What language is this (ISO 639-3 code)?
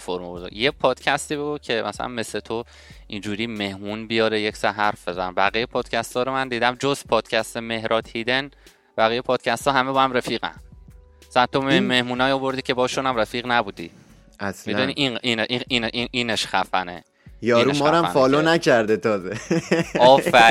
fas